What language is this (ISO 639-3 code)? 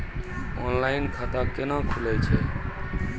mai